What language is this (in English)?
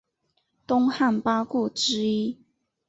Chinese